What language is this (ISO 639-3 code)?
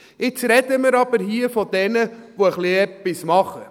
gsw